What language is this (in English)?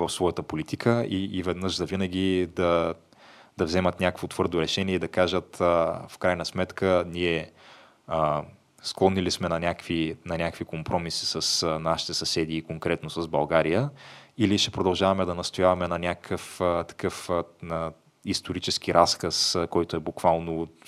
Bulgarian